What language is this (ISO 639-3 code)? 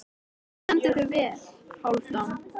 isl